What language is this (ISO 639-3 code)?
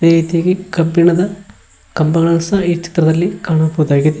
kan